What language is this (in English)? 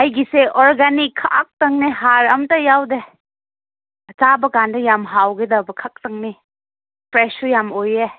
Manipuri